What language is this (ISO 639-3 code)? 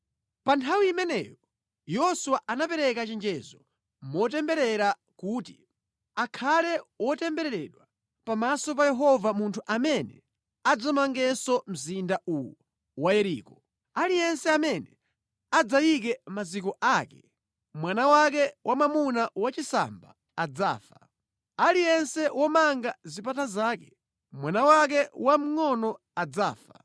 nya